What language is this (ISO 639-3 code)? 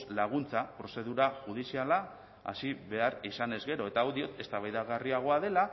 eus